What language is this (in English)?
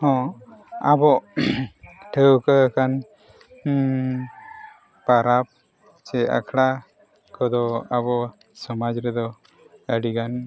Santali